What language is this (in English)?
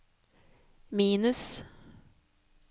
Norwegian